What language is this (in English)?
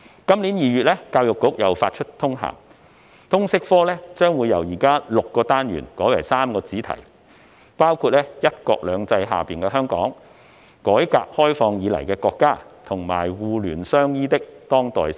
Cantonese